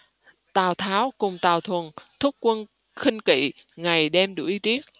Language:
Vietnamese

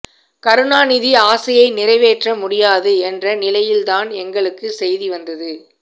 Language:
Tamil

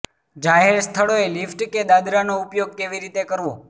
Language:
Gujarati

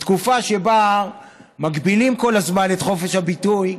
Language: Hebrew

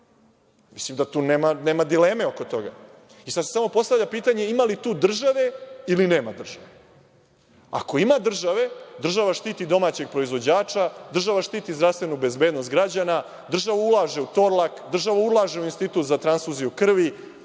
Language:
Serbian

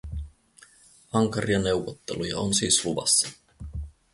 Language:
Finnish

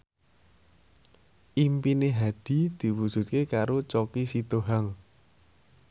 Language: Javanese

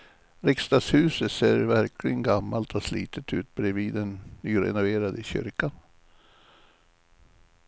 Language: Swedish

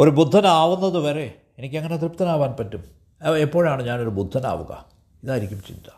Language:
Malayalam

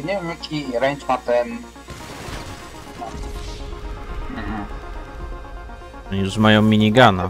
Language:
Polish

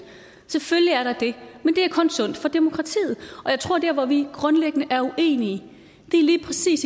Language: Danish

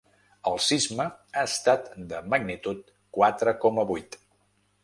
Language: Catalan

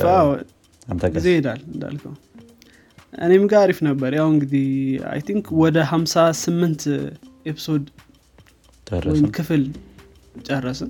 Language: Amharic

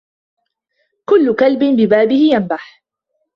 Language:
Arabic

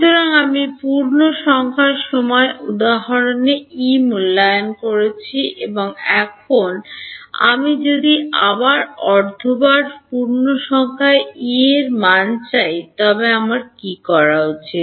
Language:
Bangla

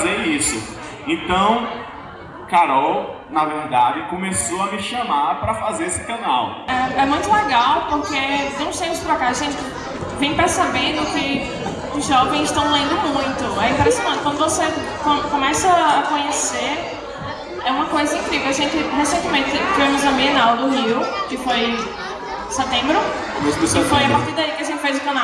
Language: Portuguese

